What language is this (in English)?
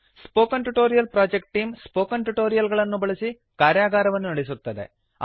Kannada